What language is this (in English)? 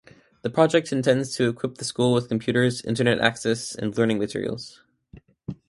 English